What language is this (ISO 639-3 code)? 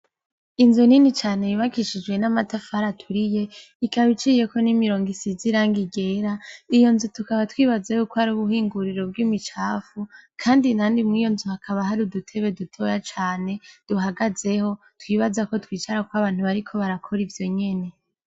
run